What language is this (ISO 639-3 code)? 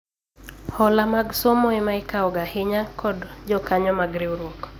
luo